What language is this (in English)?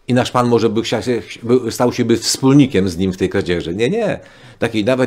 Polish